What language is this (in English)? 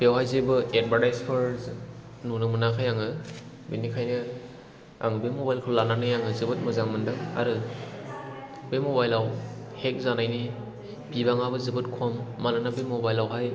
Bodo